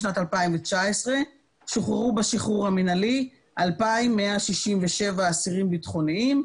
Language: Hebrew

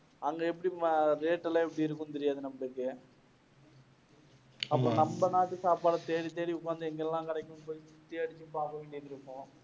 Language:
Tamil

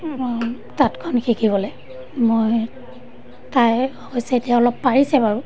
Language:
Assamese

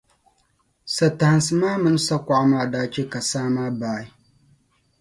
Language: Dagbani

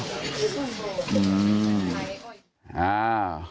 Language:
Thai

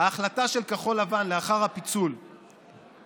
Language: Hebrew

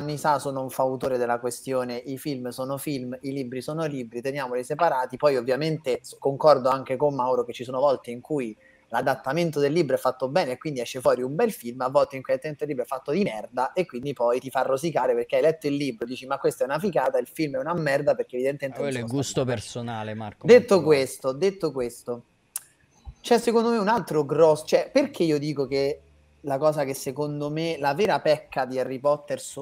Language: Italian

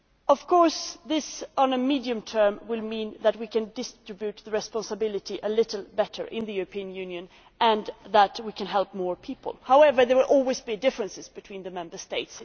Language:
English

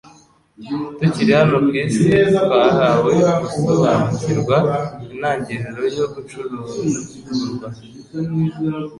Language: Kinyarwanda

